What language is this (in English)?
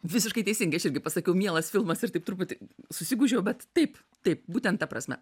Lithuanian